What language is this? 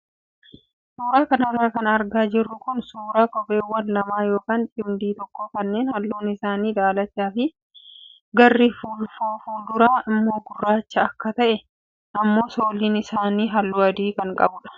Oromo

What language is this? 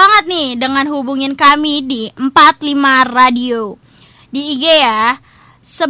Indonesian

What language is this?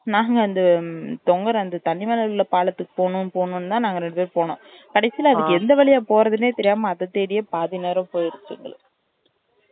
Tamil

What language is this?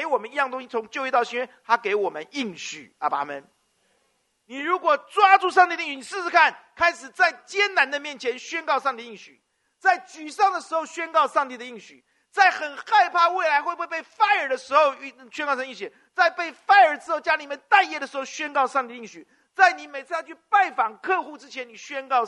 Chinese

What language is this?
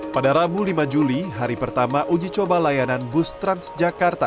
Indonesian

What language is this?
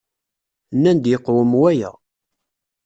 Kabyle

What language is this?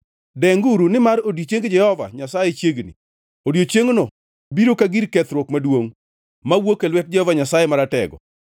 Luo (Kenya and Tanzania)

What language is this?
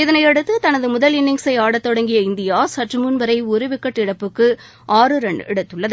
Tamil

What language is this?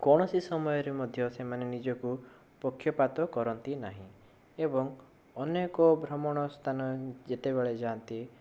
Odia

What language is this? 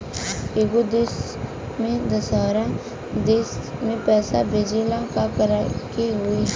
Bhojpuri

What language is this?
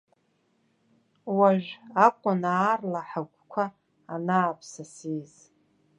Abkhazian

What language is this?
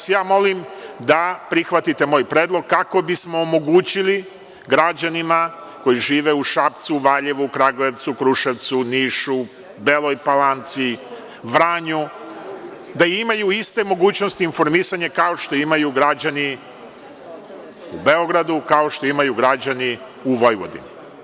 Serbian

